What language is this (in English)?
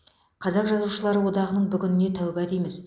Kazakh